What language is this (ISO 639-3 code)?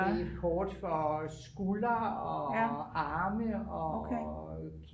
dan